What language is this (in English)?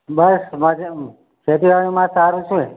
Gujarati